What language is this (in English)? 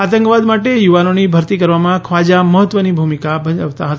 Gujarati